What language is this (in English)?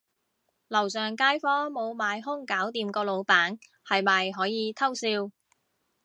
Cantonese